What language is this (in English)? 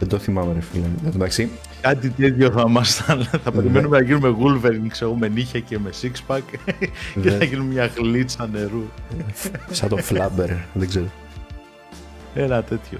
Greek